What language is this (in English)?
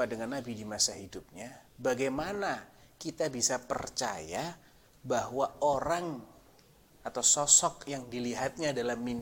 Indonesian